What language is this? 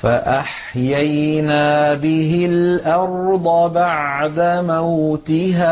Arabic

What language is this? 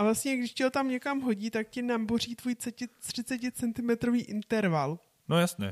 Czech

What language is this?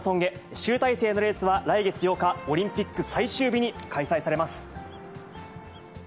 Japanese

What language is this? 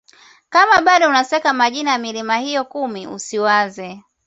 Swahili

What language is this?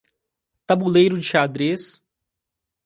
Portuguese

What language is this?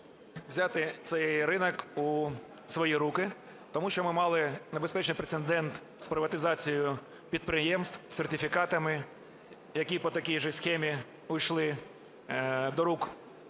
Ukrainian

